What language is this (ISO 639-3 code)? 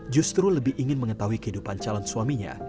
ind